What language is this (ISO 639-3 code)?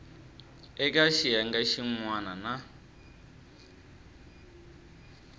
tso